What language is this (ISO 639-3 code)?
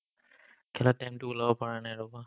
asm